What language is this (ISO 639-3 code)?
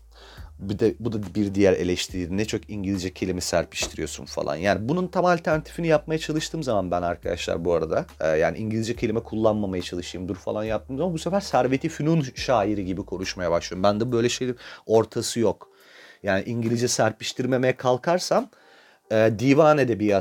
tur